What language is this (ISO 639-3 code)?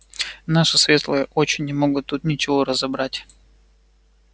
rus